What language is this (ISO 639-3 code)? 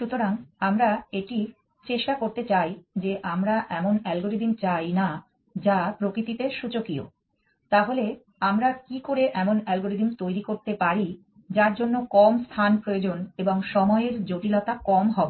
ben